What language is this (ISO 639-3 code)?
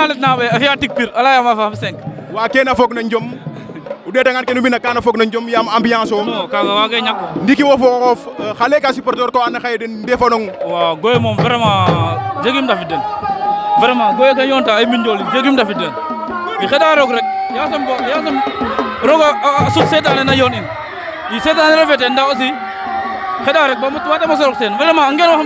ind